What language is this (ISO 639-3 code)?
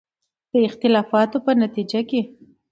pus